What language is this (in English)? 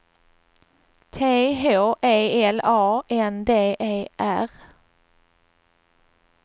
Swedish